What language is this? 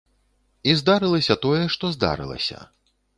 Belarusian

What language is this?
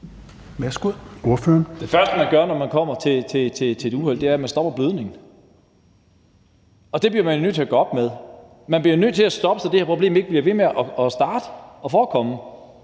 Danish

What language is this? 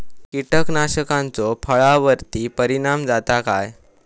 Marathi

